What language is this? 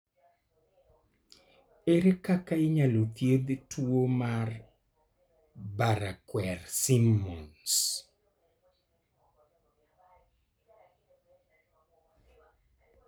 Luo (Kenya and Tanzania)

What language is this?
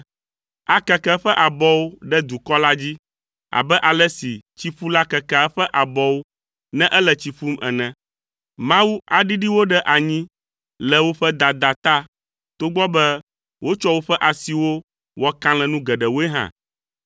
Ewe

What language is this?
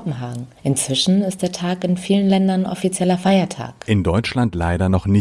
German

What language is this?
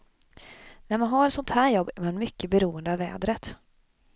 Swedish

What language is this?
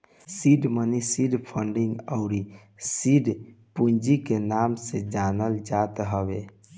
Bhojpuri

